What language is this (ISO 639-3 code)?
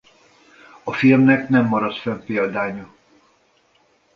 hun